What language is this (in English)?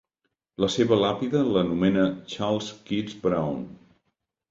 Catalan